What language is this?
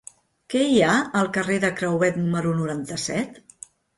Catalan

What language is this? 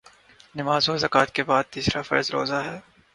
Urdu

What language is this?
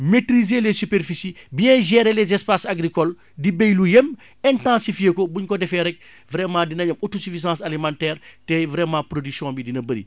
Wolof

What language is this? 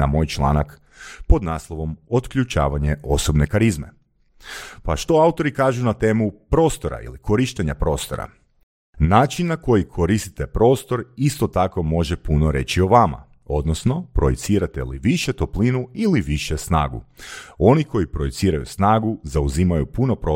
Croatian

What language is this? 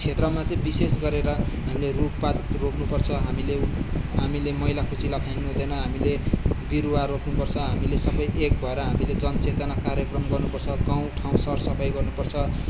Nepali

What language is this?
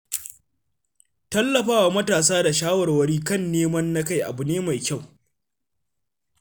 Hausa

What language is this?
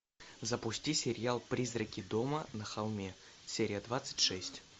Russian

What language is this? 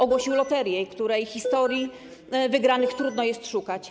Polish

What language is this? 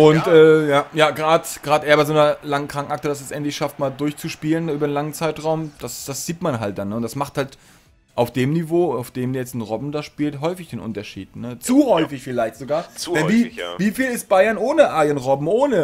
German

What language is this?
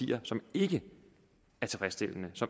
Danish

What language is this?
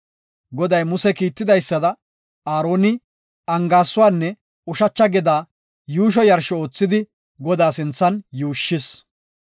Gofa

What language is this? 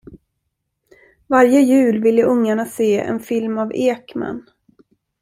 Swedish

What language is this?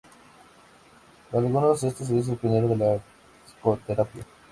Spanish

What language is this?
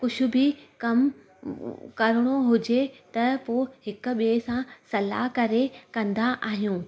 Sindhi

